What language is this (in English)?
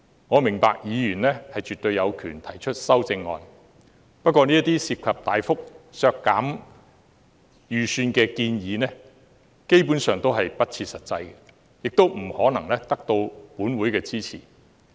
Cantonese